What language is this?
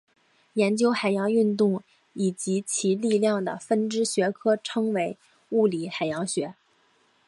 Chinese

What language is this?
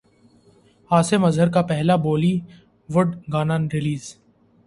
Urdu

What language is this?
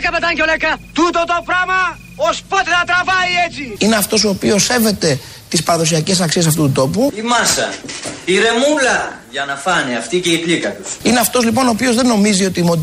Greek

